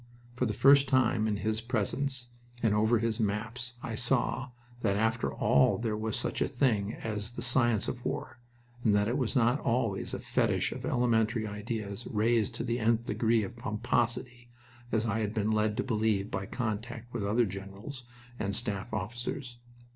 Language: English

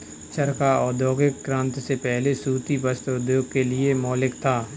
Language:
Hindi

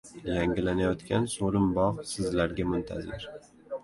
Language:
Uzbek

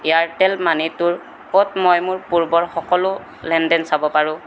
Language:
Assamese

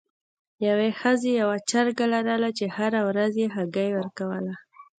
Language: Pashto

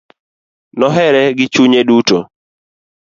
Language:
Luo (Kenya and Tanzania)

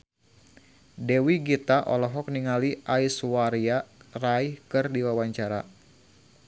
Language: Sundanese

